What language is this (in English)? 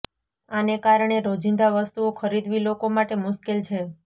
Gujarati